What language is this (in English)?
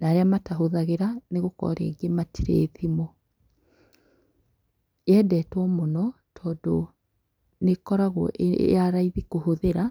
Kikuyu